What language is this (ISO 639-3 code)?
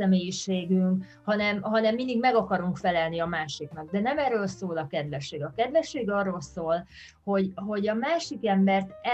hun